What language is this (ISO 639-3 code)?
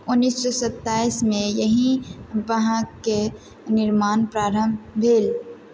mai